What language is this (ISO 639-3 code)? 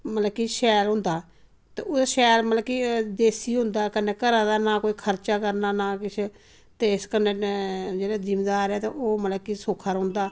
doi